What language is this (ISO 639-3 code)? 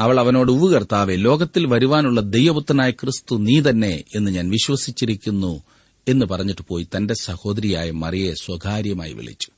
mal